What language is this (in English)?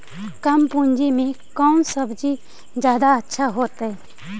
Magahi